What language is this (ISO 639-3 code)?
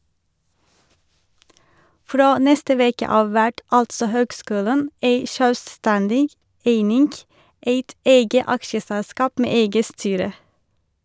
nor